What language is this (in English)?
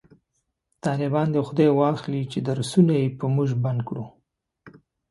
Pashto